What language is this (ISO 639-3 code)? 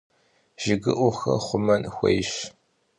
kbd